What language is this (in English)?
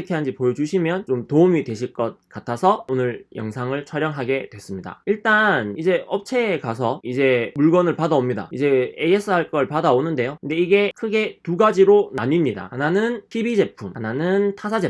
Korean